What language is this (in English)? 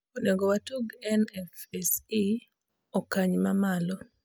Luo (Kenya and Tanzania)